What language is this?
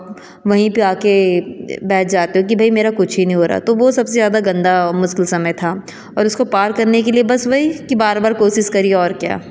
Hindi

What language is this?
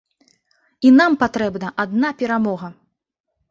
Belarusian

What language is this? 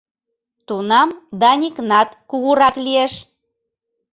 Mari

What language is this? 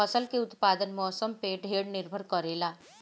Bhojpuri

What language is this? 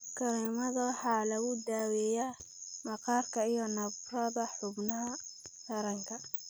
Somali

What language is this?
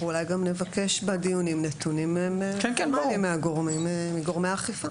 Hebrew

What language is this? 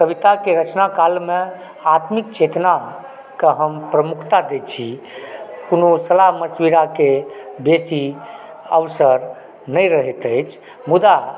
Maithili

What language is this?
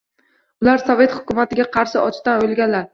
Uzbek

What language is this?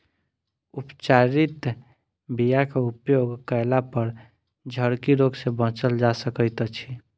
Maithili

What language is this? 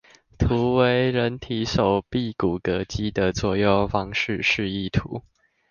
Chinese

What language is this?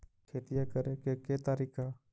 Magahi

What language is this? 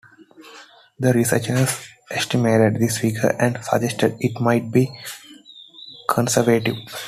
English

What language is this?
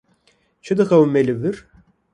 Kurdish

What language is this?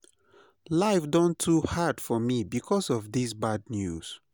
Nigerian Pidgin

